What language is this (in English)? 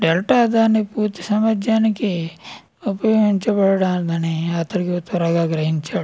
Telugu